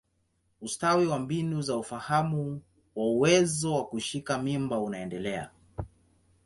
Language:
Swahili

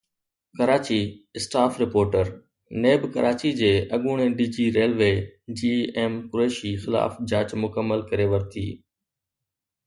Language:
Sindhi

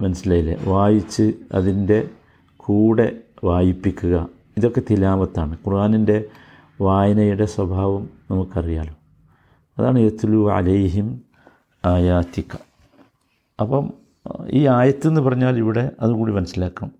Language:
Malayalam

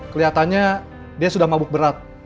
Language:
Indonesian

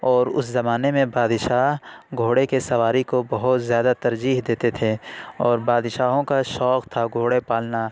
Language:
Urdu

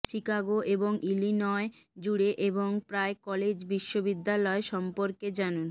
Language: Bangla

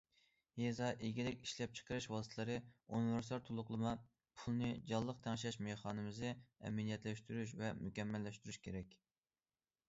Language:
Uyghur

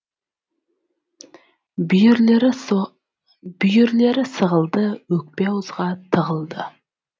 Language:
Kazakh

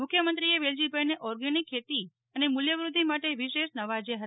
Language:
Gujarati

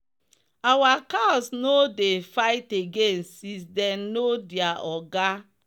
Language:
Nigerian Pidgin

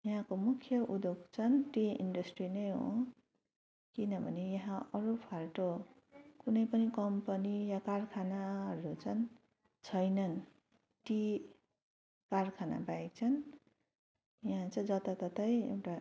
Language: Nepali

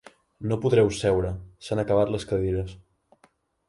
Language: Catalan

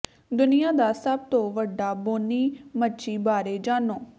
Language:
Punjabi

